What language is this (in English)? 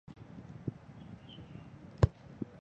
Chinese